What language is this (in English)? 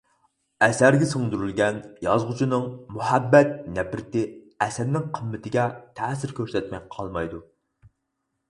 Uyghur